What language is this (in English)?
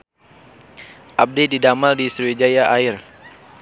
Sundanese